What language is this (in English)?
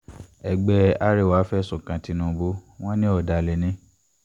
Yoruba